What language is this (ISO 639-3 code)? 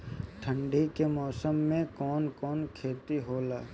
bho